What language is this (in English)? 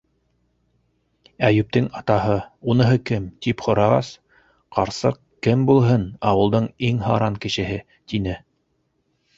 Bashkir